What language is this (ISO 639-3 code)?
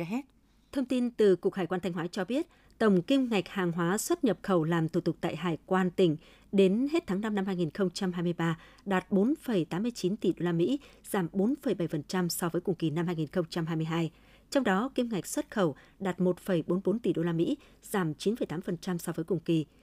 vie